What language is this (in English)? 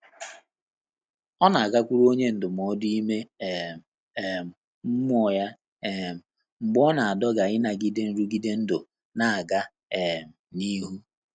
Igbo